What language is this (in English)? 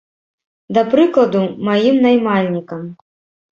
Belarusian